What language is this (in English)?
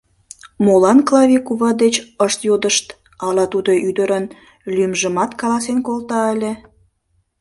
Mari